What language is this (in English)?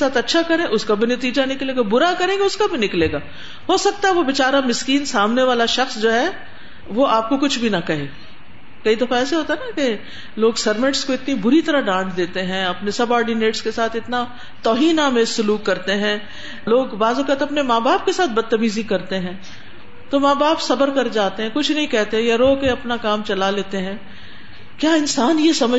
Urdu